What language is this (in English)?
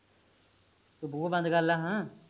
Punjabi